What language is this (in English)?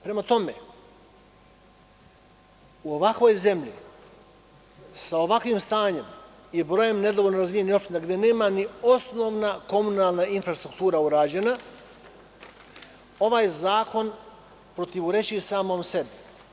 Serbian